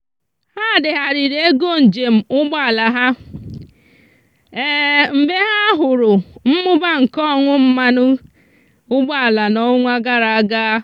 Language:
Igbo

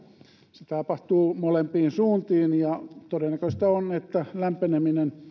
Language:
Finnish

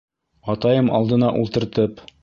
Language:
Bashkir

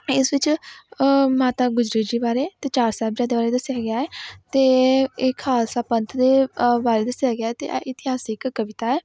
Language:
Punjabi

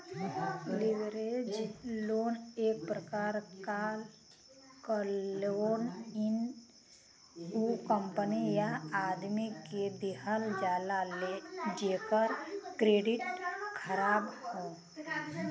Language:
Bhojpuri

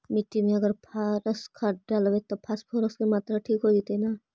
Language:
Magahi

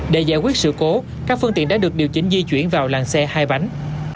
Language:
Vietnamese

